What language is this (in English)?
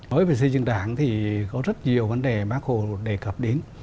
Vietnamese